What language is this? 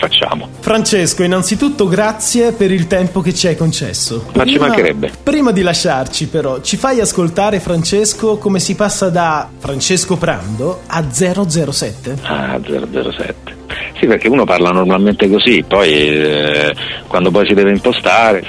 Italian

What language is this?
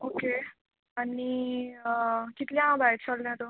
Konkani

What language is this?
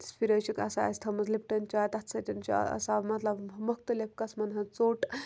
Kashmiri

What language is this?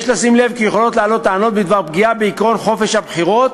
Hebrew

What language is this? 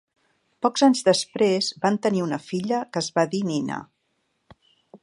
Catalan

